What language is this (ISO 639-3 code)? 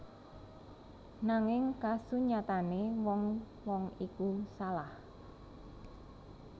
jav